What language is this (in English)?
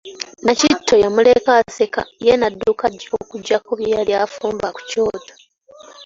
Ganda